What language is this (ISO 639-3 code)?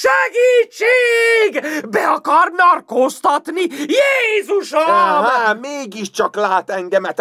hun